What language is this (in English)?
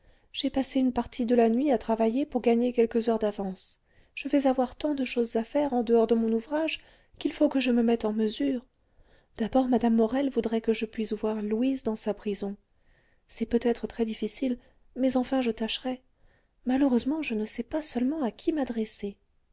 French